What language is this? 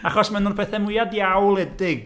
Welsh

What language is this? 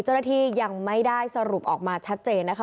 Thai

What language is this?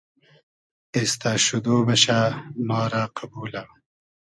Hazaragi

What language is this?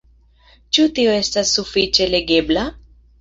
Esperanto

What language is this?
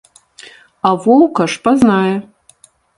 Belarusian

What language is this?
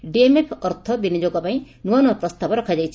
Odia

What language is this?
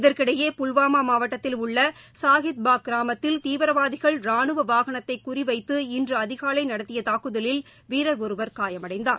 Tamil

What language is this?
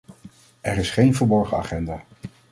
Dutch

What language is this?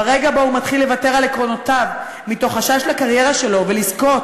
Hebrew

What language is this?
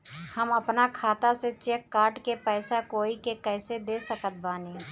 Bhojpuri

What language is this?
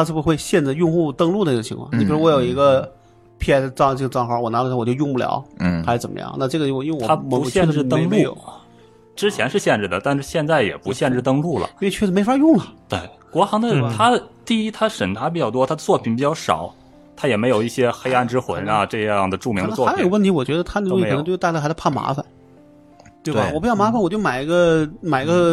Chinese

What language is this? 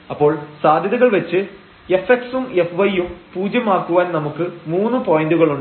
Malayalam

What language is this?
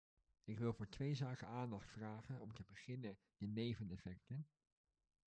Dutch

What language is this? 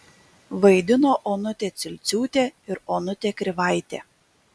Lithuanian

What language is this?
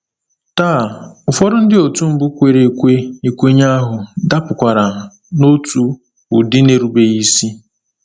Igbo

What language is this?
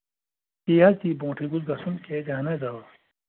Kashmiri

